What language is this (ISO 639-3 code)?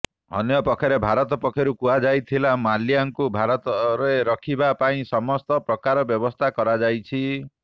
ori